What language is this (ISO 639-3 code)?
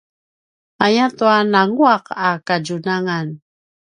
pwn